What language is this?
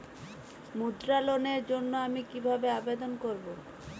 Bangla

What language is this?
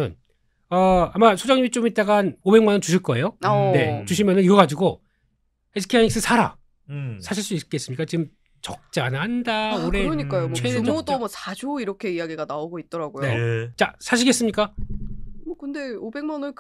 Korean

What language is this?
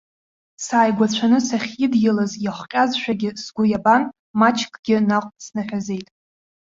Abkhazian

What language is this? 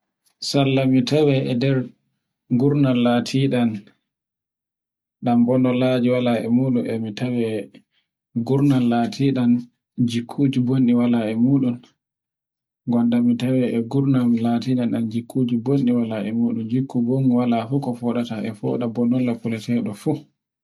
Borgu Fulfulde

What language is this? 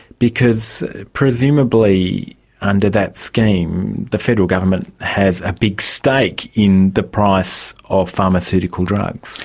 English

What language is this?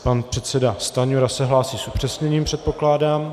Czech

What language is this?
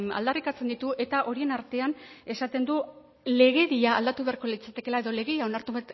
Basque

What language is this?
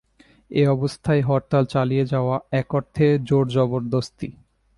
Bangla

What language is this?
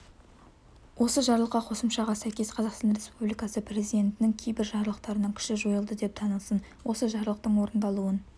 Kazakh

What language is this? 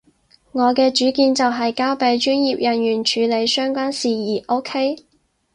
Cantonese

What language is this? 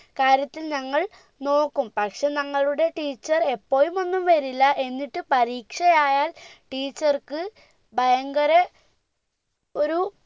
Malayalam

